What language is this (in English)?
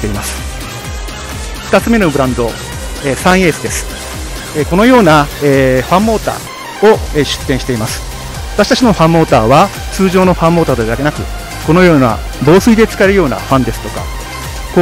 Japanese